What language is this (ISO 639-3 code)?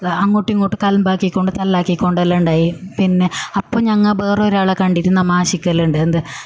mal